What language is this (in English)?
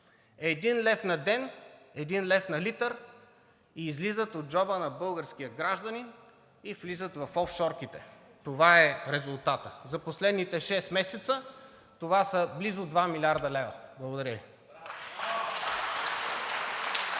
Bulgarian